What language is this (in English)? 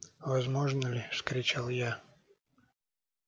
Russian